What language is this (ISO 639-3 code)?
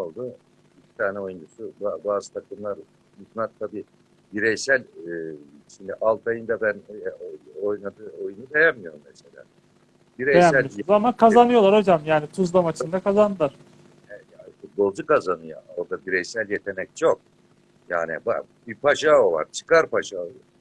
tur